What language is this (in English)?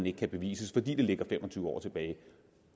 Danish